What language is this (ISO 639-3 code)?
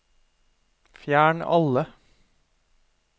nor